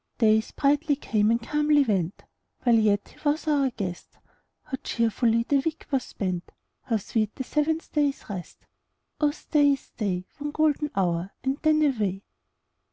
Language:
English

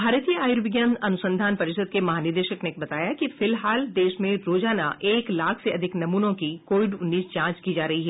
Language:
Hindi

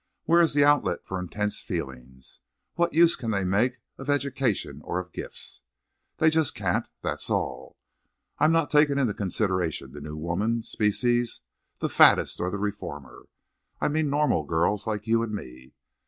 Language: English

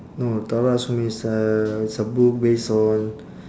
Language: English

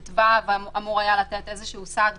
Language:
Hebrew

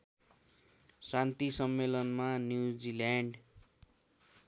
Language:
Nepali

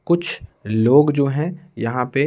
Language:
Hindi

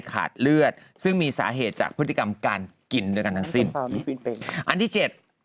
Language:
Thai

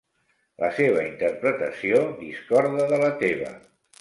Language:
Catalan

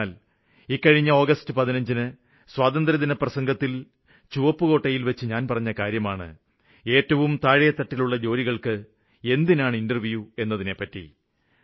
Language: Malayalam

